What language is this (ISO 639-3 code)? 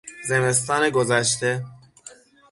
fas